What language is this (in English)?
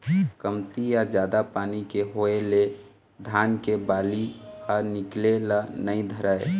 Chhattisgarhi